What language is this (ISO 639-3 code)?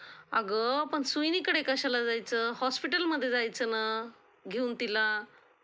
mar